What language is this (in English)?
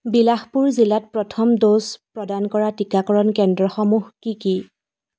Assamese